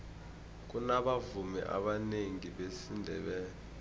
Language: South Ndebele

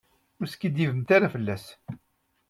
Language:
Kabyle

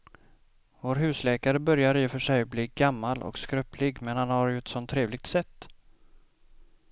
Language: Swedish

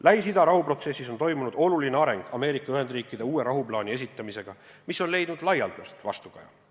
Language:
Estonian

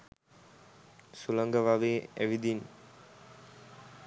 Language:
Sinhala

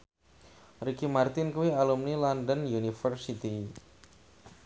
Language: Javanese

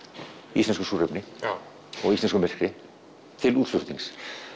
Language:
Icelandic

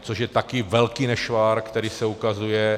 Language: Czech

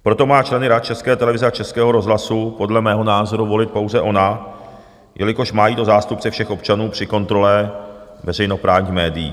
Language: Czech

